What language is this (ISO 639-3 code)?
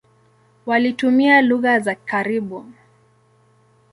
swa